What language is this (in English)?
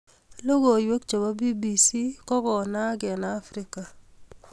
Kalenjin